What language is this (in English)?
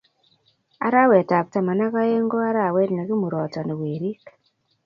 Kalenjin